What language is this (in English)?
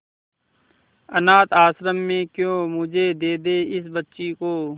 Hindi